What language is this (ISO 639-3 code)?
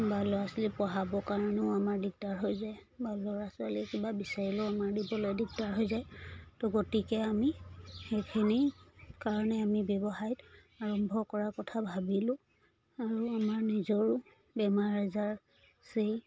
asm